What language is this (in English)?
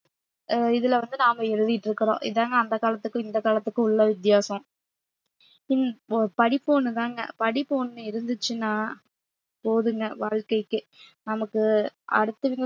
Tamil